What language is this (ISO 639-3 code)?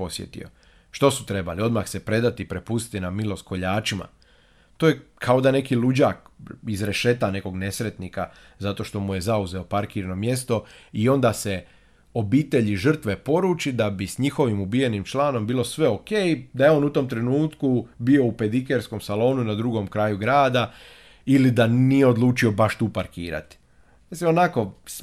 hrv